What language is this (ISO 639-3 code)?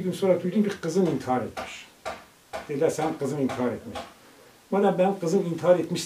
tur